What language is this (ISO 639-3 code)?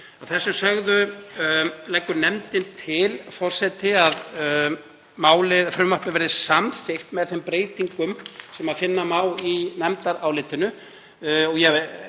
isl